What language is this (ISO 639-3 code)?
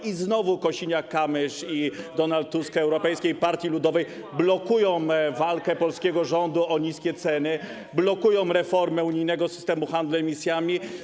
pol